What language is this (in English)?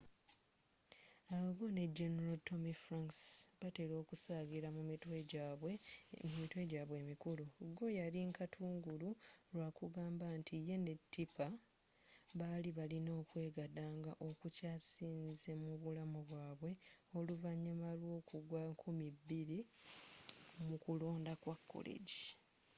Ganda